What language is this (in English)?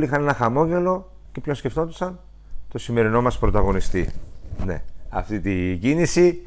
Greek